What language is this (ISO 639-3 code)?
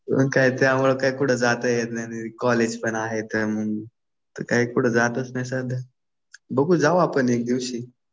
mar